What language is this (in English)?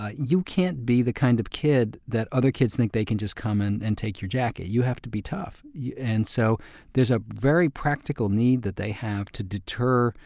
English